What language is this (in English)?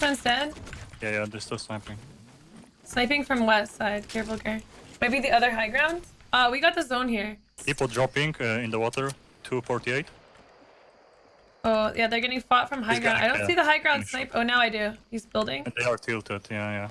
English